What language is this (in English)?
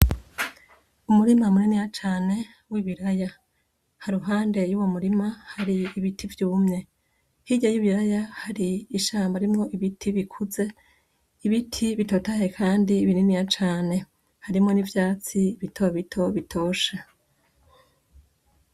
Rundi